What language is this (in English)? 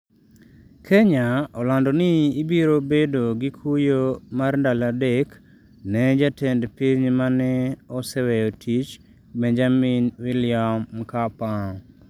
Luo (Kenya and Tanzania)